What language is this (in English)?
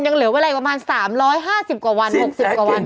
Thai